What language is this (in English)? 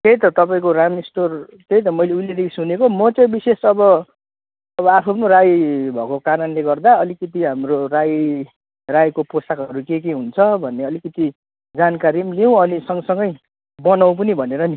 Nepali